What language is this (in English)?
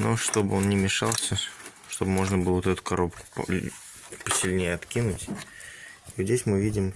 Russian